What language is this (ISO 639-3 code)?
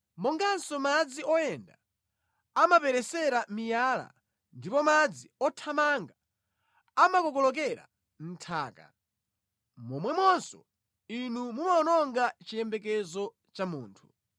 nya